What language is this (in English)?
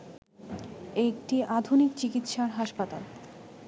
Bangla